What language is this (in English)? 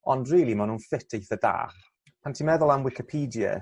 Welsh